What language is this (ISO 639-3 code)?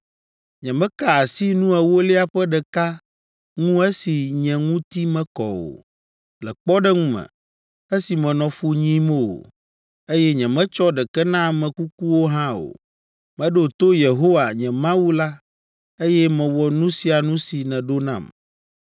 ewe